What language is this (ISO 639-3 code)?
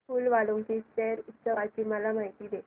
mar